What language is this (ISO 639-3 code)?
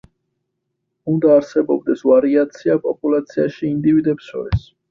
kat